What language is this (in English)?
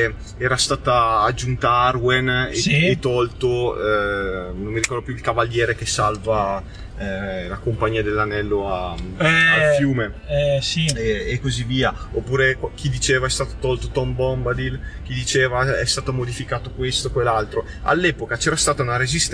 Italian